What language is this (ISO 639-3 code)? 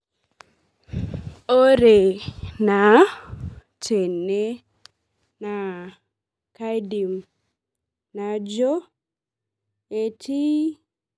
mas